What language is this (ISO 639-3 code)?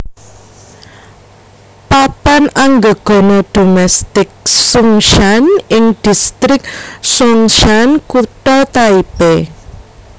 jav